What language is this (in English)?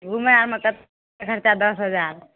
Maithili